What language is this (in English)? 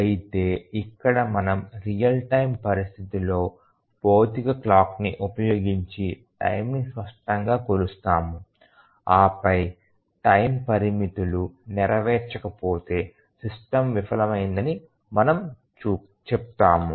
Telugu